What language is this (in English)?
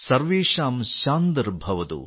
Malayalam